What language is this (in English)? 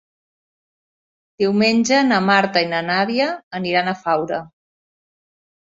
Catalan